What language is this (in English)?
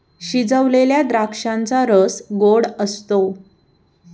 Marathi